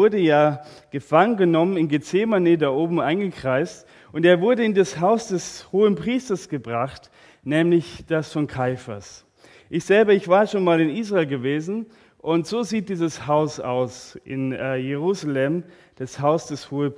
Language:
German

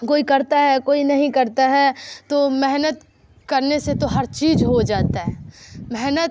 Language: Urdu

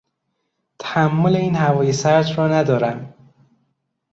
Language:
Persian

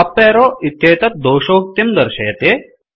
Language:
Sanskrit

